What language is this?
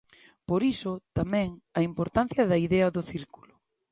Galician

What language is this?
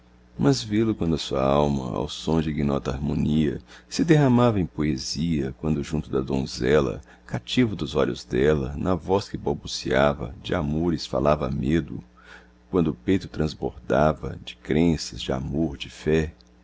Portuguese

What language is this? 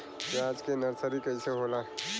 Bhojpuri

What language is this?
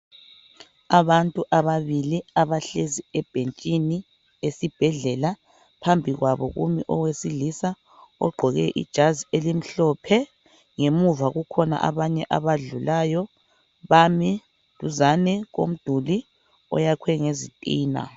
North Ndebele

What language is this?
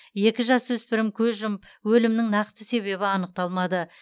Kazakh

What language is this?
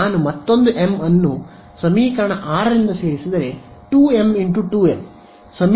Kannada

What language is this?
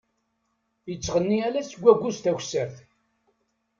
Kabyle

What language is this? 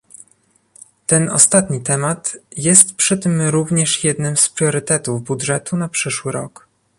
Polish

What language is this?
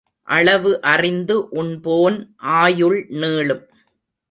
Tamil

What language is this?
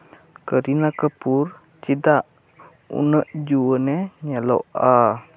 Santali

